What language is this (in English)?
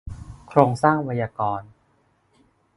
Thai